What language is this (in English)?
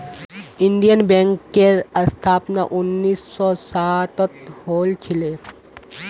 Magahi